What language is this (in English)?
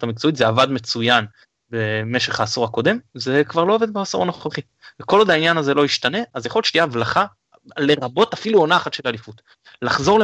Hebrew